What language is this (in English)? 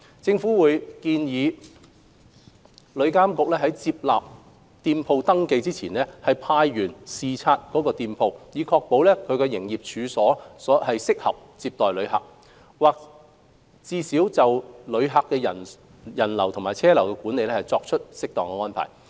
Cantonese